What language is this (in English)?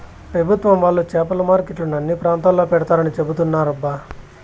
Telugu